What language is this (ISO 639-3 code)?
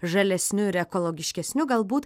lit